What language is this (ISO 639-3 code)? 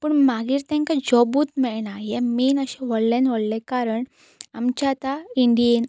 kok